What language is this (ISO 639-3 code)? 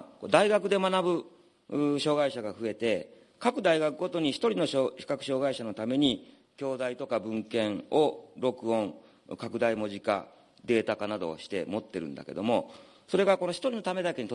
jpn